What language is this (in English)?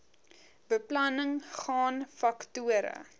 Afrikaans